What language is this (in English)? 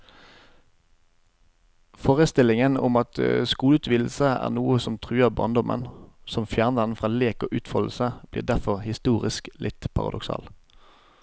Norwegian